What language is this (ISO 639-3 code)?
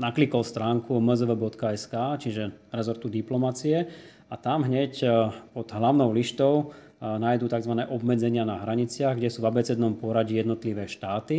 slk